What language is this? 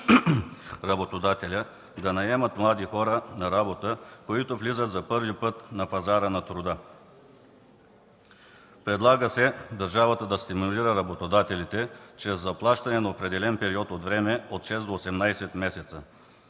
Bulgarian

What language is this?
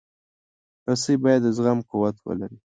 Pashto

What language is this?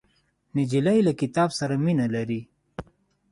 Pashto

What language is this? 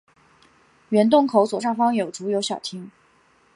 Chinese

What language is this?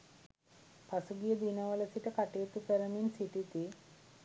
Sinhala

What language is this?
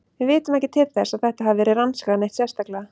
Icelandic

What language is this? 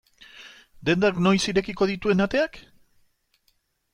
Basque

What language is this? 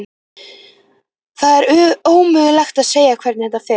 Icelandic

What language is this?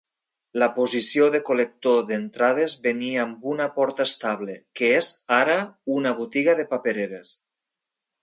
Catalan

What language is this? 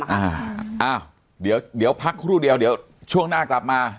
Thai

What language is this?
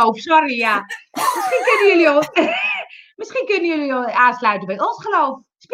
Dutch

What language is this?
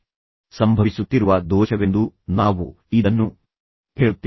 Kannada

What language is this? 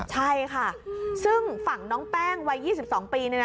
Thai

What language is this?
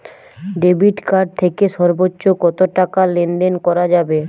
Bangla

